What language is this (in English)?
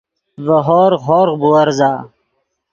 Yidgha